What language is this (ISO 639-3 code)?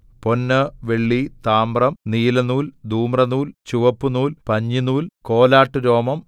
mal